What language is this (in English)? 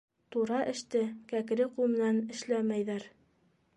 Bashkir